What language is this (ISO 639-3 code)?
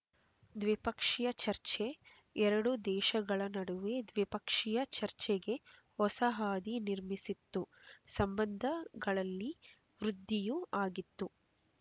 kan